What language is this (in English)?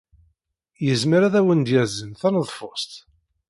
Kabyle